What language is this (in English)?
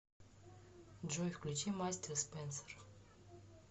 Russian